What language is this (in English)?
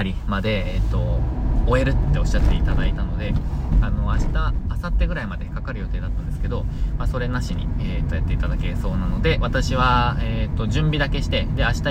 Japanese